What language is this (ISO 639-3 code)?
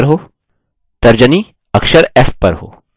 hin